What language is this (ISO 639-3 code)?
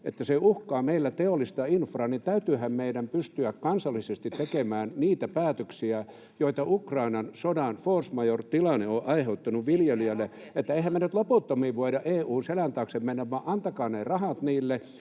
fin